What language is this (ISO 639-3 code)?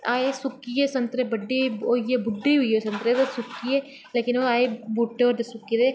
doi